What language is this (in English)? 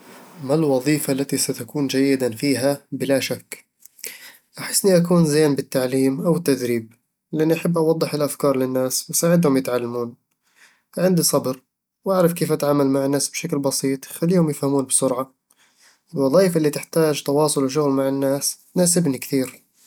Eastern Egyptian Bedawi Arabic